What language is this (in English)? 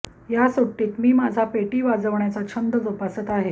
Marathi